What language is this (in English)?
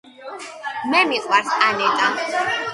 Georgian